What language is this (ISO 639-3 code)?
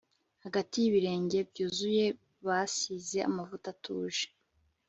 kin